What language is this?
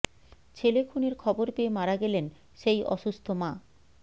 Bangla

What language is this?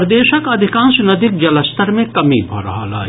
Maithili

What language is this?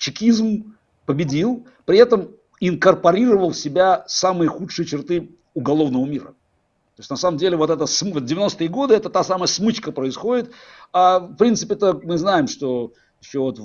Russian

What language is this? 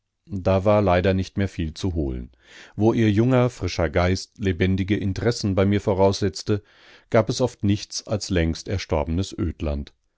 German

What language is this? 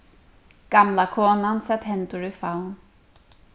Faroese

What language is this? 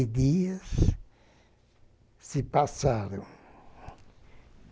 Portuguese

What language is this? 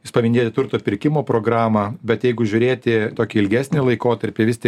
Lithuanian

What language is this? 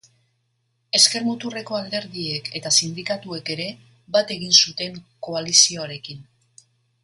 Basque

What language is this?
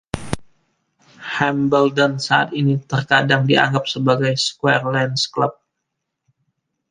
Indonesian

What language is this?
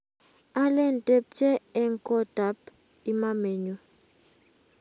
Kalenjin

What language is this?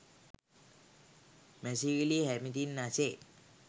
Sinhala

